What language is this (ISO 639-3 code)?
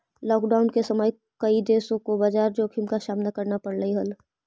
mag